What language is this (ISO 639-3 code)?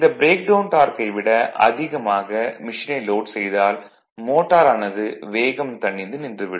tam